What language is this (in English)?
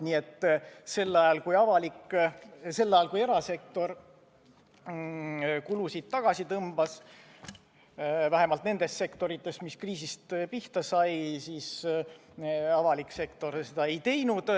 Estonian